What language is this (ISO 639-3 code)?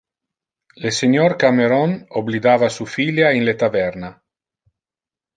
ina